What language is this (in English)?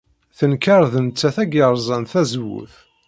Kabyle